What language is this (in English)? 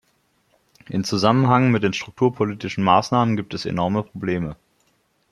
German